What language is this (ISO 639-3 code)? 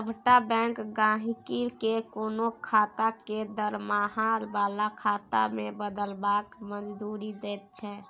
mai